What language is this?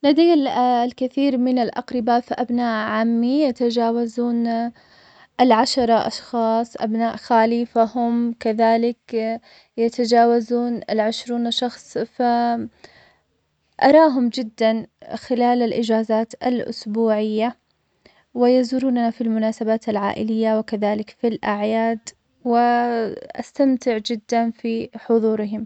Omani Arabic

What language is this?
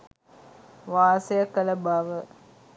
Sinhala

